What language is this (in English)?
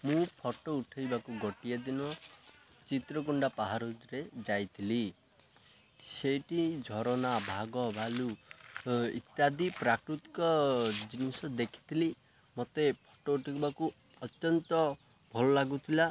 Odia